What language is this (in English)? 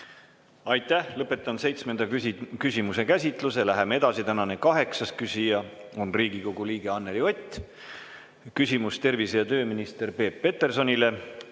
Estonian